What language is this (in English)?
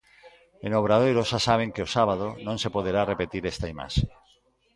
Galician